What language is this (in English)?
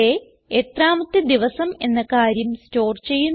Malayalam